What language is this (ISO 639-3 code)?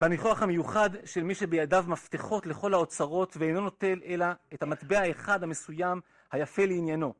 heb